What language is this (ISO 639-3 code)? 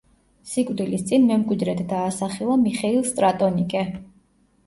kat